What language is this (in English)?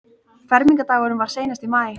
Icelandic